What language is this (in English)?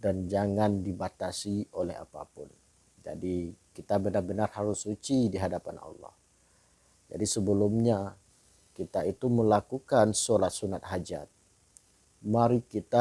Indonesian